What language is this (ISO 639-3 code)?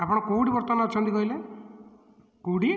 ori